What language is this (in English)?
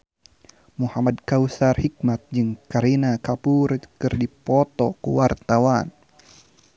Sundanese